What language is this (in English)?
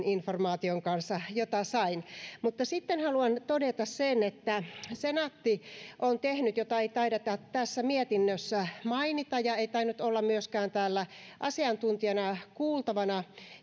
Finnish